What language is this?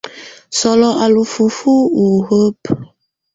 Tunen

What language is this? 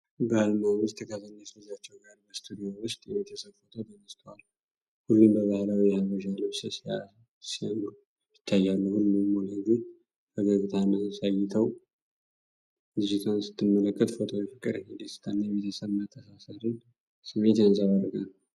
Amharic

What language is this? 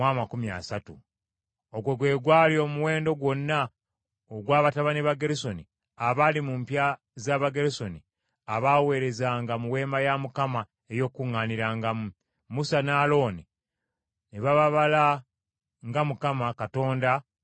Ganda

